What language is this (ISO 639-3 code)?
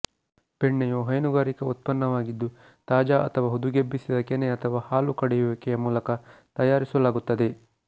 kan